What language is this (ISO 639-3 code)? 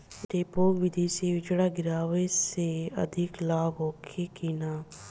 bho